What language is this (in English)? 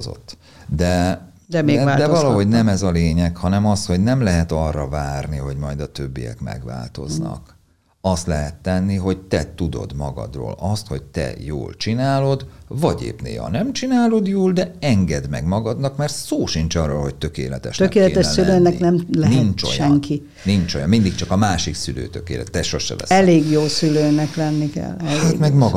Hungarian